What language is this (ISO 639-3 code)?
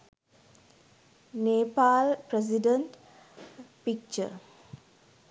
sin